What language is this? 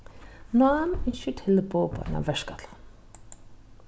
Faroese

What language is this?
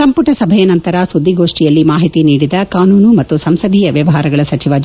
Kannada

